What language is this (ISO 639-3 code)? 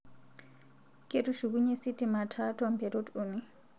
mas